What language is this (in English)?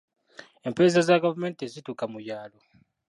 Ganda